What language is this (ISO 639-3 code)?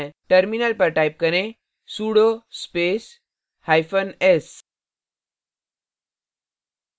hin